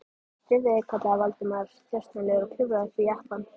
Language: Icelandic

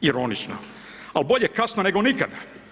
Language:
Croatian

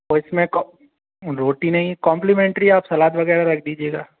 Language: Hindi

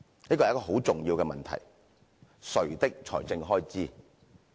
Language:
Cantonese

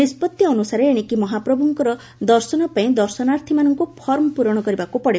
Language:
Odia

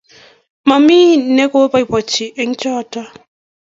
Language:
Kalenjin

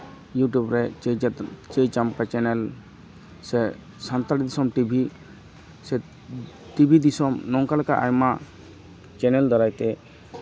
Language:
Santali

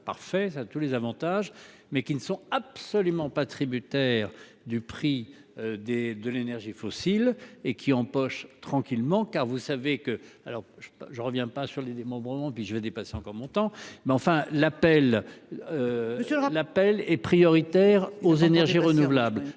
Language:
French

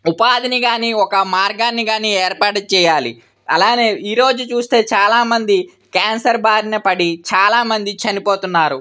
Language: Telugu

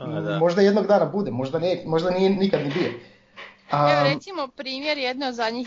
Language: Croatian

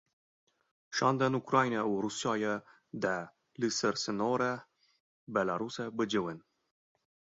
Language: Kurdish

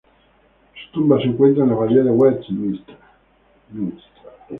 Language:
Spanish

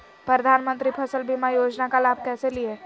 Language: Magahi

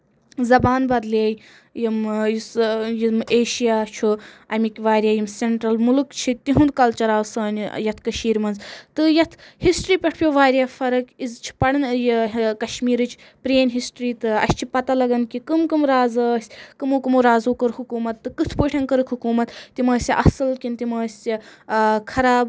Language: Kashmiri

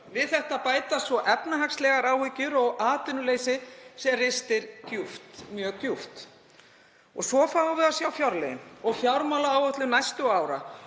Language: Icelandic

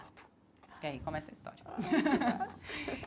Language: Portuguese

